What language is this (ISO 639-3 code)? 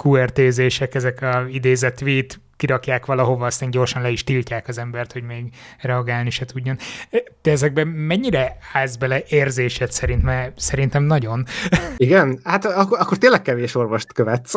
hun